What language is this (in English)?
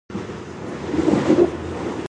Japanese